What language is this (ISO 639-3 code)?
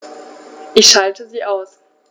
deu